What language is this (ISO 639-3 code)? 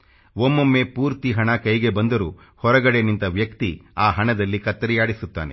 kan